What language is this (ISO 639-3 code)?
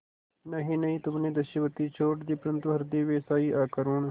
hin